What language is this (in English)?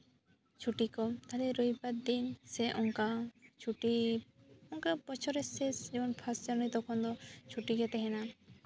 Santali